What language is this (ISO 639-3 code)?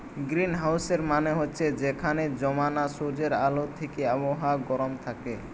ben